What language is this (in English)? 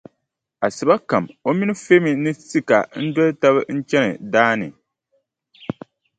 Dagbani